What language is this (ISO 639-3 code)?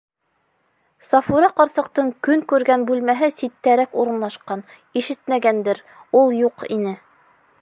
bak